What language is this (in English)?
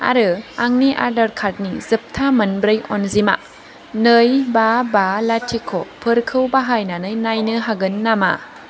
Bodo